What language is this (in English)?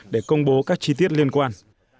Vietnamese